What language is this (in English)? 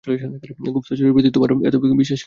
Bangla